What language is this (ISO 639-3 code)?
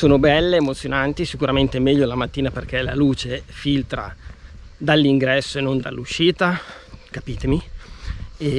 ita